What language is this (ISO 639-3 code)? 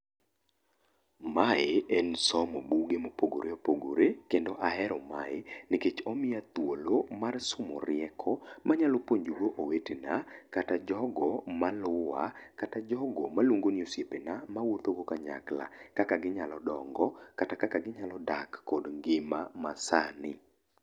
luo